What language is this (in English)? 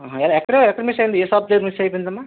Telugu